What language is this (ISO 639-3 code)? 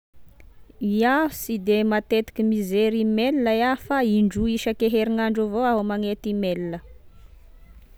tkg